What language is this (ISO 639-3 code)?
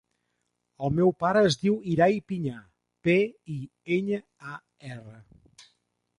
cat